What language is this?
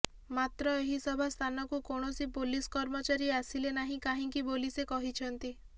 Odia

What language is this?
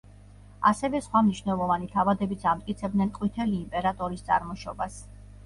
Georgian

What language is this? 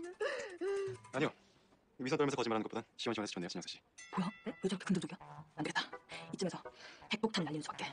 Korean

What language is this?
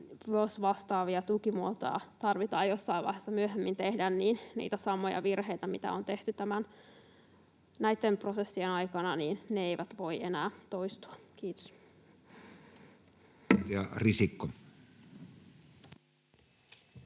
Finnish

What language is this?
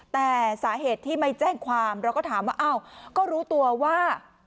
Thai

